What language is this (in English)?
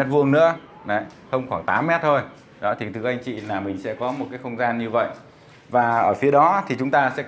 Vietnamese